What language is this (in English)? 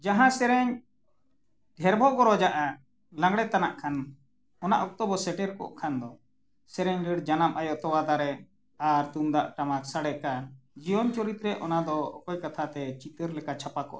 Santali